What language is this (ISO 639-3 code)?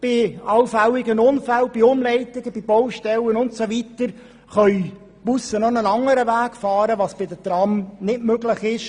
gsw